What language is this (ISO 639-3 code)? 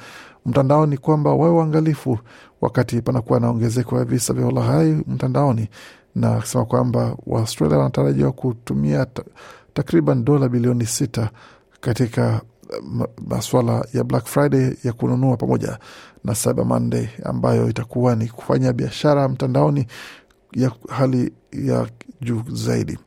swa